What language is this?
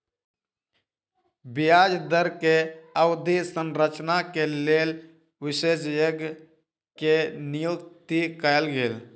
Maithili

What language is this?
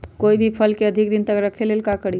Magahi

